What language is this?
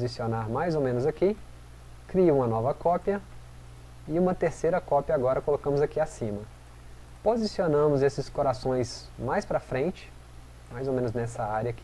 Portuguese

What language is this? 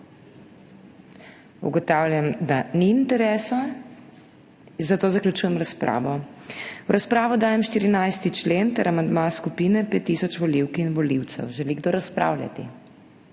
Slovenian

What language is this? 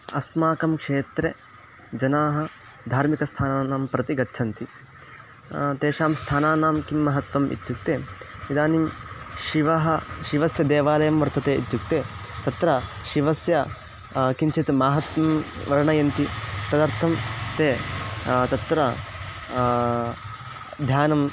Sanskrit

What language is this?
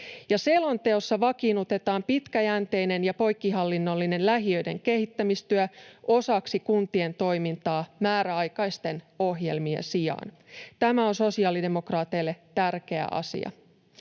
Finnish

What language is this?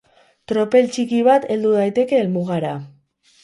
Basque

